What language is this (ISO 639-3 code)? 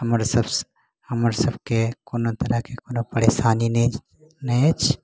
mai